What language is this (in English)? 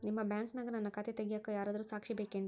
Kannada